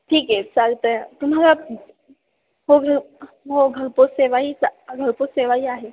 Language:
Marathi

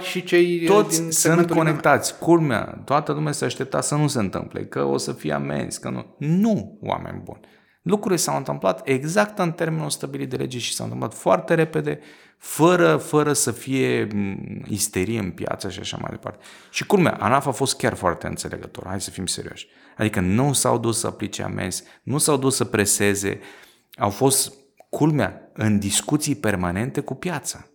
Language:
Romanian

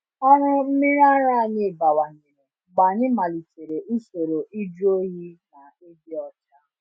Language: Igbo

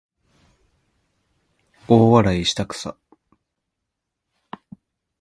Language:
Japanese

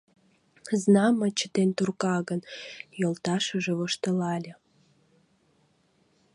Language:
Mari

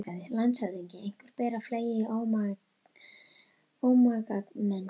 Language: Icelandic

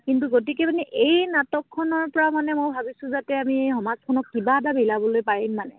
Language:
Assamese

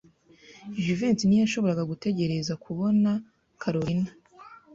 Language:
Kinyarwanda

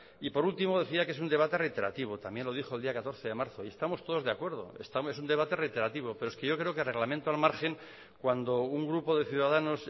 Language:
Spanish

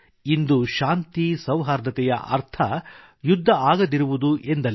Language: Kannada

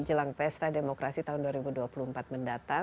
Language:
Indonesian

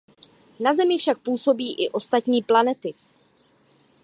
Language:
Czech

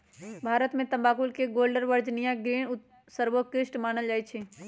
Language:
Magahi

